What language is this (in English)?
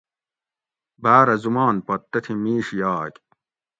Gawri